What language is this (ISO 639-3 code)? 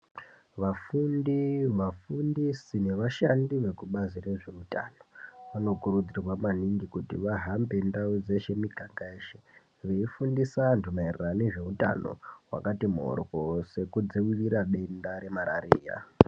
ndc